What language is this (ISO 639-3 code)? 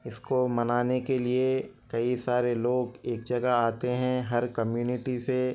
urd